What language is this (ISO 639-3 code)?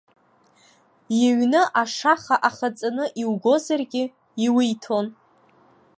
abk